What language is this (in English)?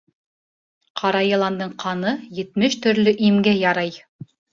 Bashkir